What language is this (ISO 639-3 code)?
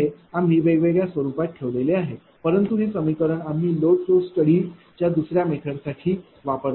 mar